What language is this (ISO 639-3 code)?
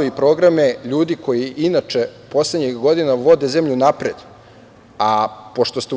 srp